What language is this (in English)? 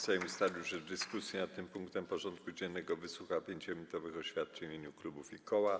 Polish